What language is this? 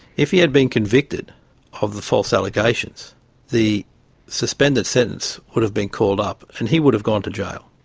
English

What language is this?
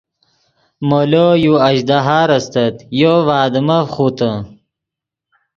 Yidgha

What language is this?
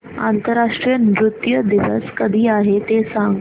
Marathi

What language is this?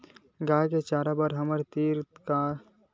Chhattisgarhi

